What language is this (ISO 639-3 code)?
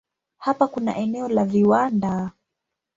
swa